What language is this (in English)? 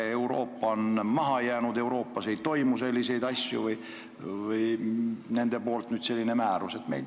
Estonian